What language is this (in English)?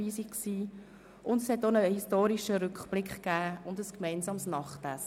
Swiss German